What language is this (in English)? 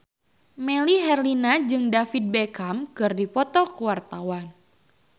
Sundanese